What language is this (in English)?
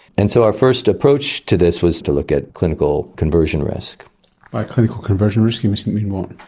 English